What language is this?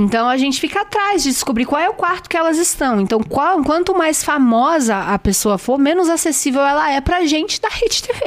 Portuguese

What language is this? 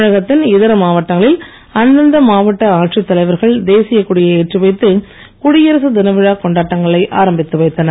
Tamil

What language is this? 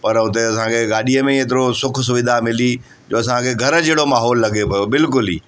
Sindhi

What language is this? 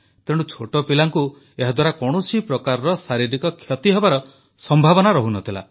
Odia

